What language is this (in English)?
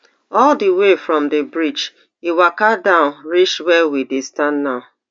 Nigerian Pidgin